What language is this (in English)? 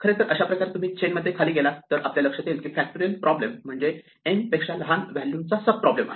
Marathi